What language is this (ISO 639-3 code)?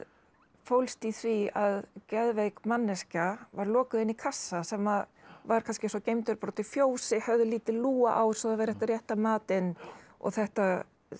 isl